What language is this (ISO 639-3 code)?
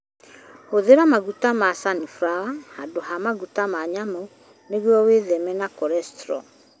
kik